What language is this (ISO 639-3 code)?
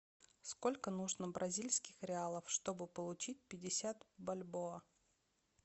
rus